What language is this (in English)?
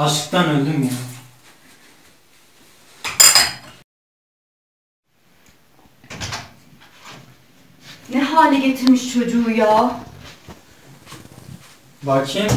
Turkish